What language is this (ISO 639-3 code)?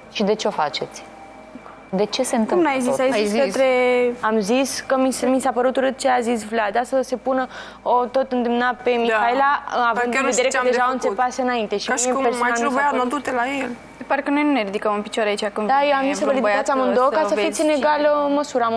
ron